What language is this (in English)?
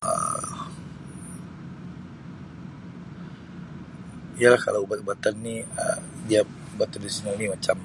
Sabah Malay